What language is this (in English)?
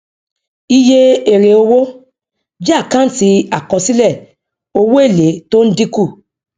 Yoruba